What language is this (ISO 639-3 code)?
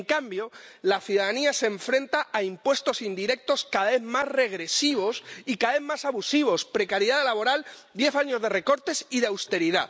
spa